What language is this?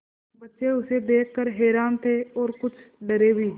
Hindi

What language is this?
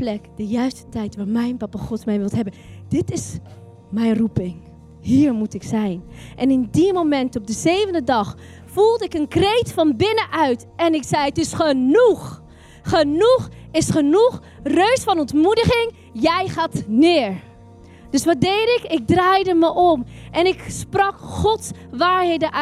Dutch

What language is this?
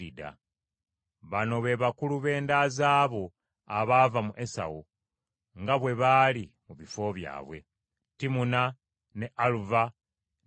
Ganda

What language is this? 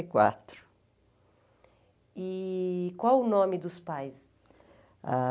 Portuguese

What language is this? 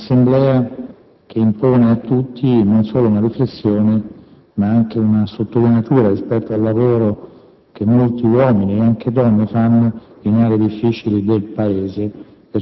Italian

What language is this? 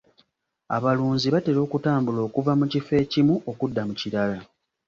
Ganda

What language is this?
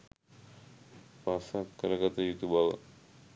Sinhala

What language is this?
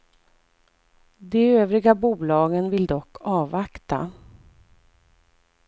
Swedish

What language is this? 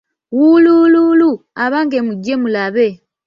Ganda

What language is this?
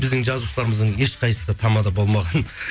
Kazakh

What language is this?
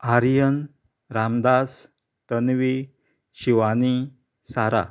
Konkani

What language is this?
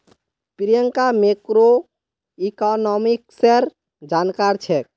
Magahi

